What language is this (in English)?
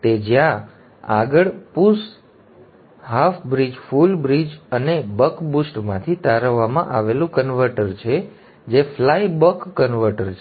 Gujarati